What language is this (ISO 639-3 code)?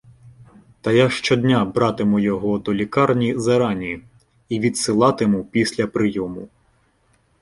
ukr